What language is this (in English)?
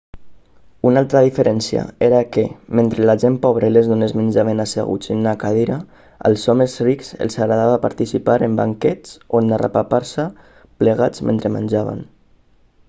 Catalan